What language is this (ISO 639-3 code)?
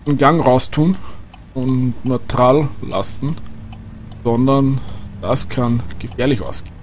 deu